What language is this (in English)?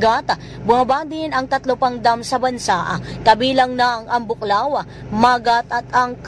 Filipino